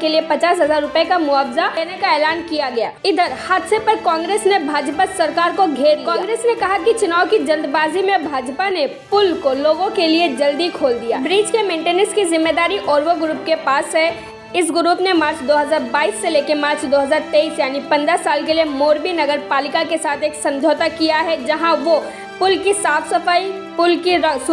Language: Hindi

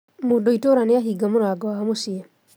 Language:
Kikuyu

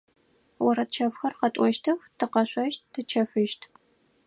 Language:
Adyghe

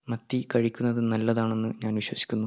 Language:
Malayalam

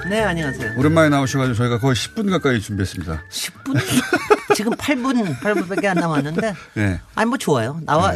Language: Korean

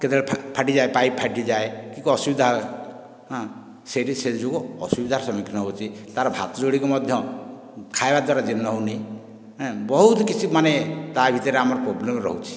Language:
Odia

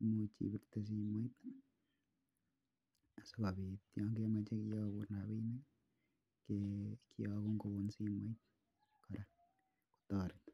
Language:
Kalenjin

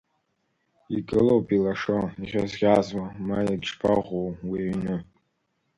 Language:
Abkhazian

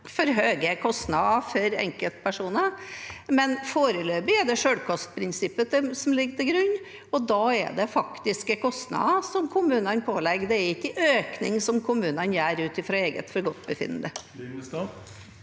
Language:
Norwegian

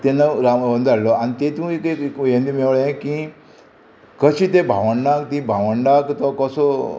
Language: Konkani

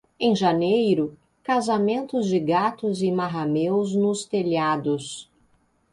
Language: Portuguese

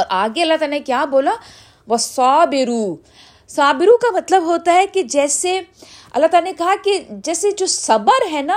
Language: Urdu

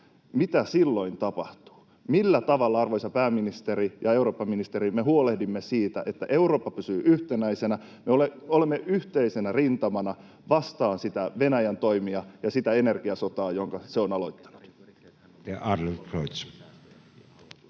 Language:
Finnish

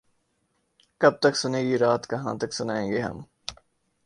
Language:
Urdu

